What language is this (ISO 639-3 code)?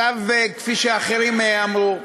heb